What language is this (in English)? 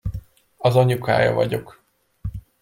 Hungarian